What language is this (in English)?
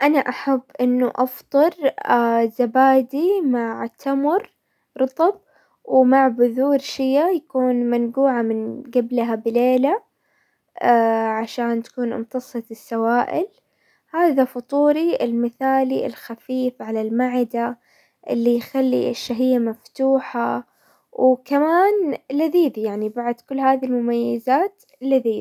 Hijazi Arabic